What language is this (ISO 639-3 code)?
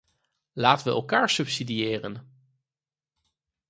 nld